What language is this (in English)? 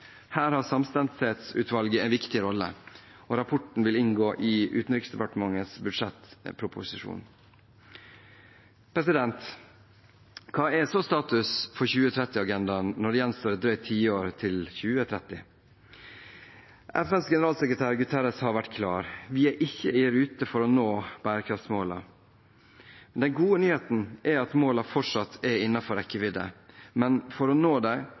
Norwegian Bokmål